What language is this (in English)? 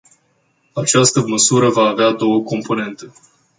Romanian